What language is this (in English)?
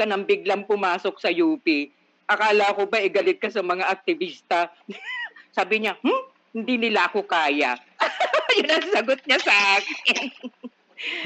Filipino